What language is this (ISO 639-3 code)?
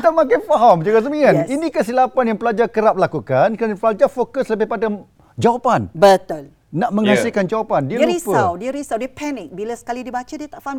msa